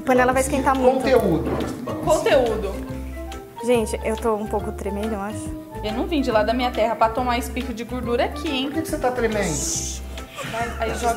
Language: Portuguese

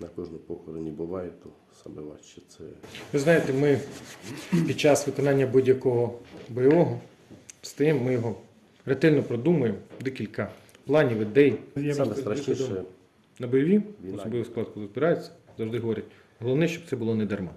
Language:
Ukrainian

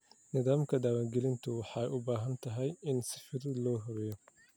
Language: Somali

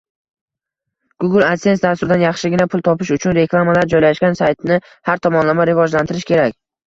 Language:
Uzbek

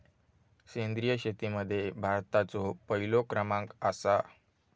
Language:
Marathi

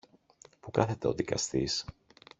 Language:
Greek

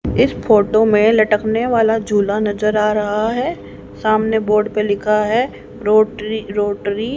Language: Hindi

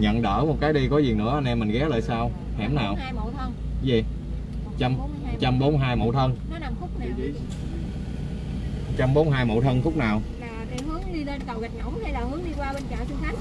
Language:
Vietnamese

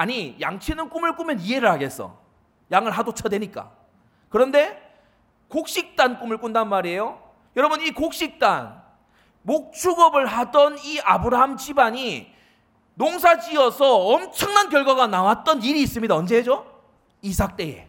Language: Korean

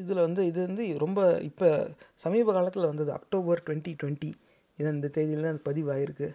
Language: Tamil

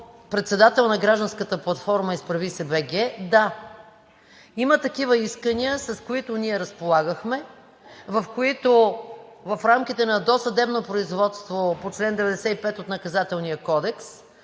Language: Bulgarian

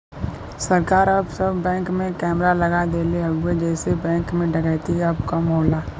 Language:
Bhojpuri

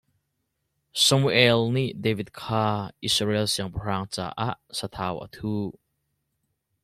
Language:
Hakha Chin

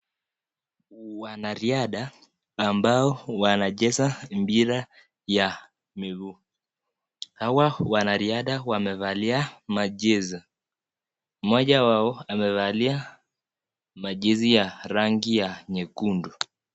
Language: Swahili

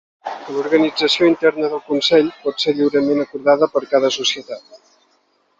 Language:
Catalan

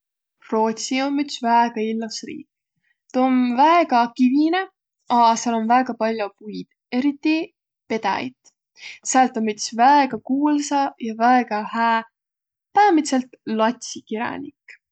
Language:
Võro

